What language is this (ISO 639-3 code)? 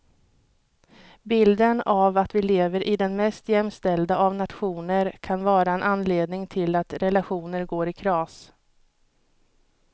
swe